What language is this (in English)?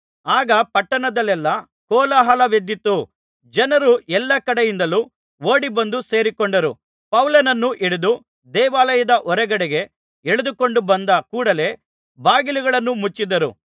Kannada